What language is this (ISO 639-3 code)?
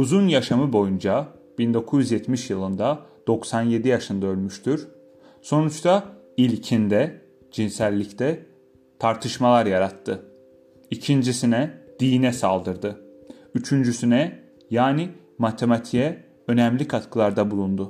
tur